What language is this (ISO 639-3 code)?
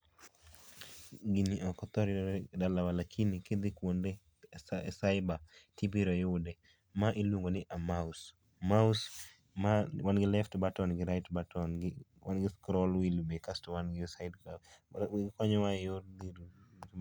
luo